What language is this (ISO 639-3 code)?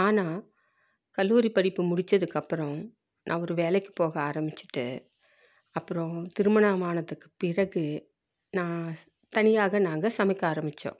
tam